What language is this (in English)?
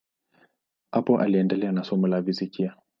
Swahili